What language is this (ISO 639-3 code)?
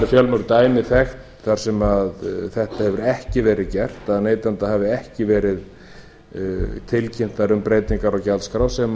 isl